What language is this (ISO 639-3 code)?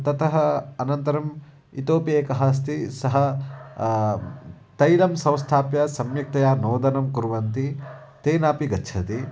san